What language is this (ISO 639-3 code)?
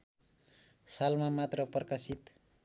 nep